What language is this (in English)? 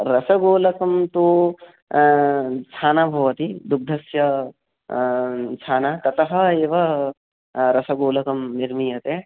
Sanskrit